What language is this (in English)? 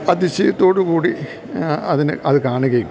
Malayalam